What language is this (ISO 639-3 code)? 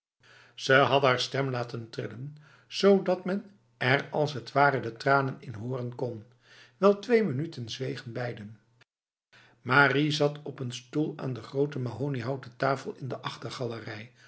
nld